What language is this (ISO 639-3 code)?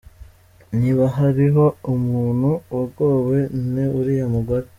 kin